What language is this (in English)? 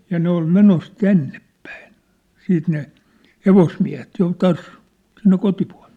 Finnish